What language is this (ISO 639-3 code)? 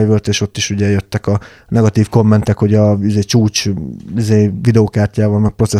hun